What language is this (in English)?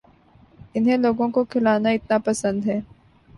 Urdu